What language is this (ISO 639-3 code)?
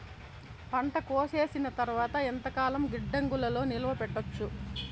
tel